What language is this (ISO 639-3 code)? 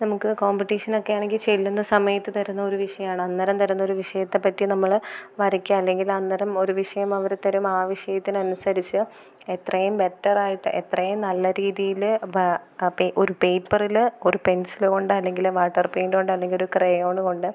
mal